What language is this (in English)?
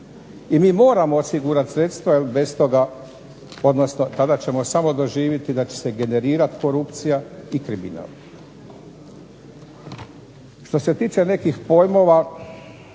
Croatian